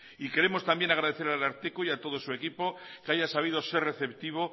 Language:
Spanish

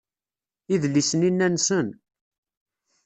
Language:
Kabyle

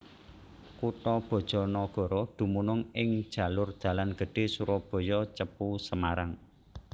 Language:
Javanese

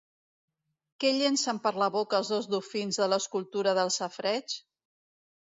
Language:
Catalan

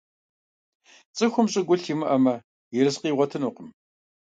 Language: Kabardian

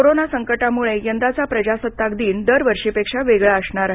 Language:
Marathi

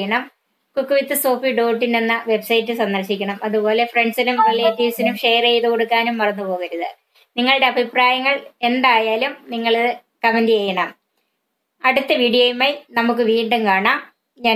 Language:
Spanish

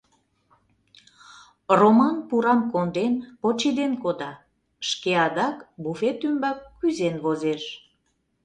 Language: Mari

